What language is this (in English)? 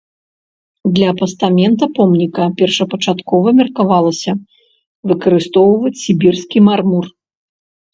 Belarusian